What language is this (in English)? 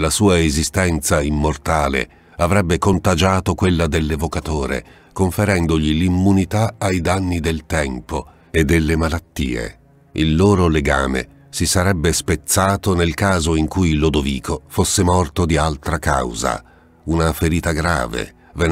Italian